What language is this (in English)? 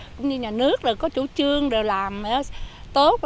Vietnamese